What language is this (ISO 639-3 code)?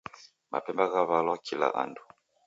dav